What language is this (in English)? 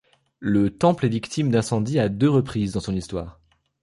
French